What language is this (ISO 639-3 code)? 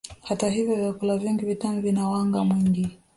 swa